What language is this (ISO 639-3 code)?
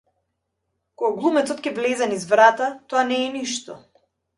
mkd